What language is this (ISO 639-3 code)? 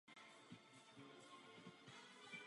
ces